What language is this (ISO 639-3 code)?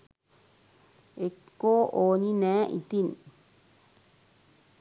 sin